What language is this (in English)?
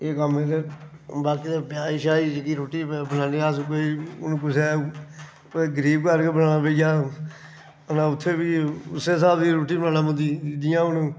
Dogri